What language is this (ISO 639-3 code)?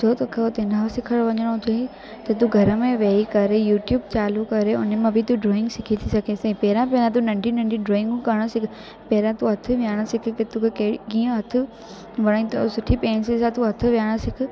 snd